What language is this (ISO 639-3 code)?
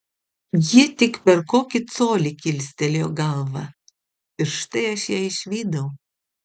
lit